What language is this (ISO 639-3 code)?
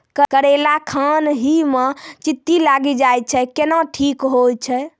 mai